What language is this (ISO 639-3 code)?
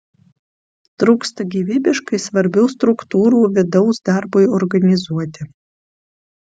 lit